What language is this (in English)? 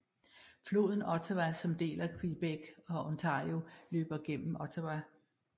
Danish